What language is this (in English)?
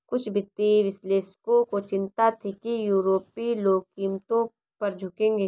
Hindi